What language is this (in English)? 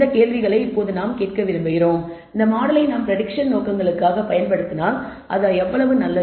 Tamil